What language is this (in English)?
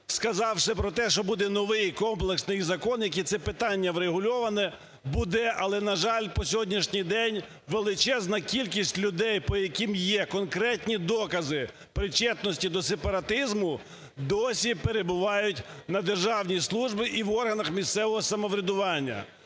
Ukrainian